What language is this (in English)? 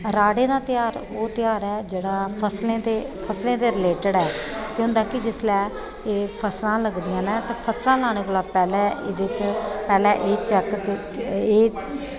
Dogri